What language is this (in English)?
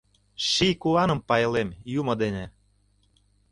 Mari